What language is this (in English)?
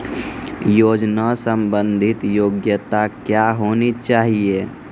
Maithili